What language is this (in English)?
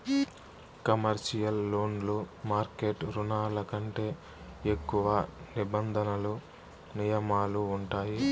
Telugu